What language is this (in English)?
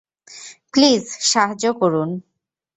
Bangla